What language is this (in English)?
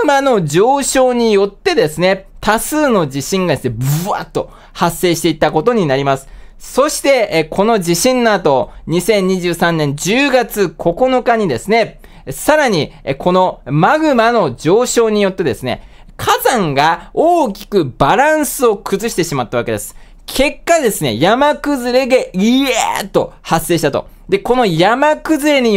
Japanese